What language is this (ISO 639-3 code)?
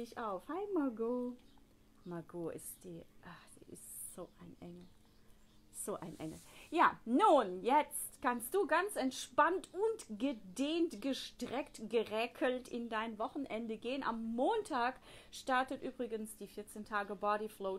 deu